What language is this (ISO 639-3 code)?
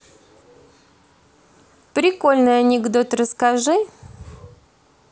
rus